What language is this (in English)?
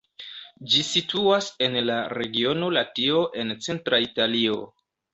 Esperanto